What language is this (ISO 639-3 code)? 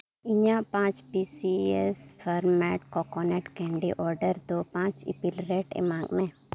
sat